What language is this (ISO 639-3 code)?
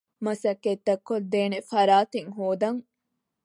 div